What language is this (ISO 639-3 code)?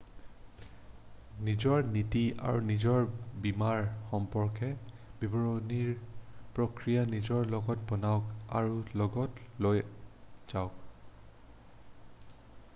asm